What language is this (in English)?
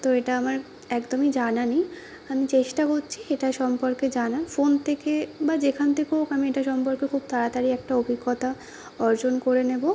Bangla